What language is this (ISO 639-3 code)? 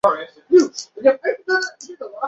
zho